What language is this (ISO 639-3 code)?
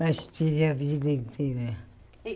por